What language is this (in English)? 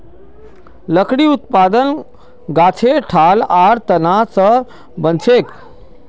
Magahi